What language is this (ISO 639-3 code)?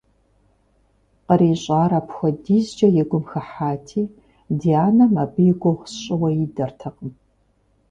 kbd